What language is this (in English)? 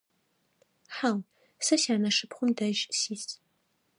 Adyghe